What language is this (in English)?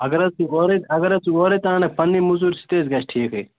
Kashmiri